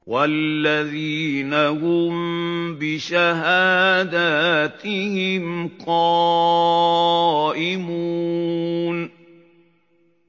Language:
Arabic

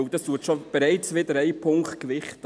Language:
Swiss German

